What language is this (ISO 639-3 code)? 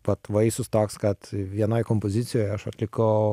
lit